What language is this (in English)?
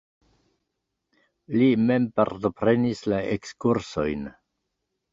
Esperanto